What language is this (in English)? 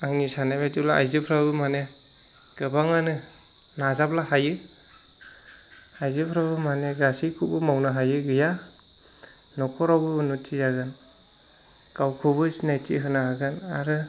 Bodo